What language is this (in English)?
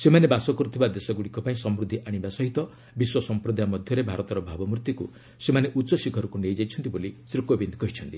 Odia